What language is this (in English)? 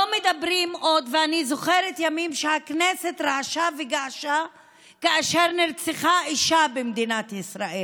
Hebrew